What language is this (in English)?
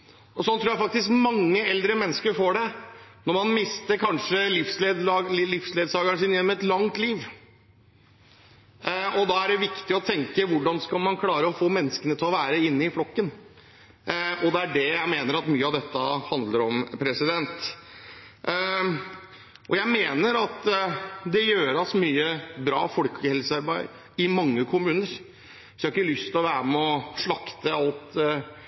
Norwegian Bokmål